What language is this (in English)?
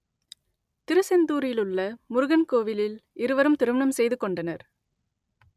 Tamil